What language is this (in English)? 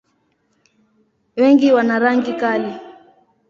Swahili